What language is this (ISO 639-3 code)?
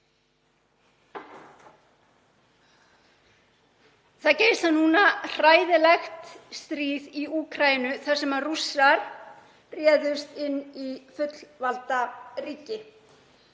isl